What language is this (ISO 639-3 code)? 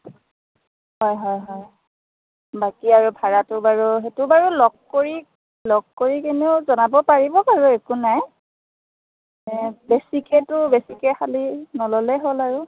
asm